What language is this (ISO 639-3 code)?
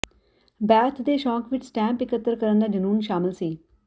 pan